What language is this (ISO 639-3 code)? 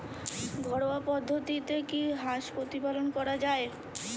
ben